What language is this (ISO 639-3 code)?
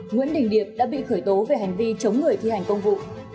vie